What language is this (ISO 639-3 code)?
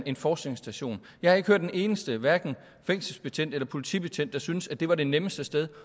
dan